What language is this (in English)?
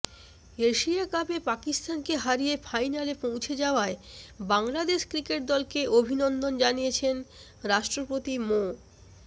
Bangla